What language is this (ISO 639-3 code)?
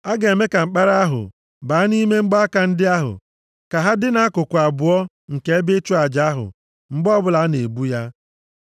ibo